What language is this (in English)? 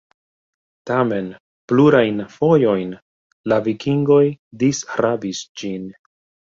Esperanto